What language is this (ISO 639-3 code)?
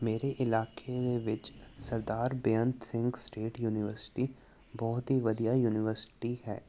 pan